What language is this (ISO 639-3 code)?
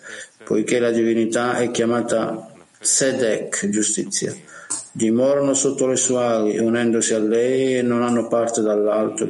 ita